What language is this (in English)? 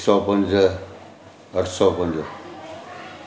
Sindhi